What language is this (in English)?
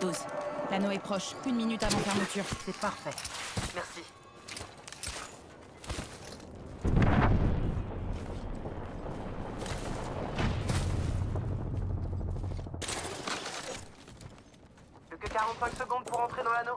French